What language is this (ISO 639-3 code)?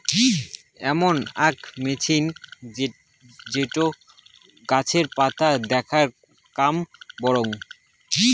ben